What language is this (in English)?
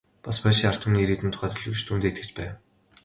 Mongolian